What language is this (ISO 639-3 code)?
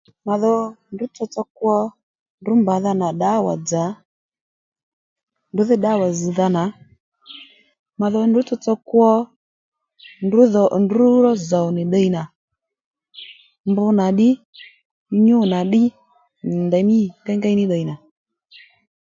led